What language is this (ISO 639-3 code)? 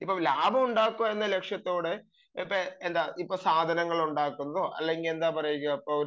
mal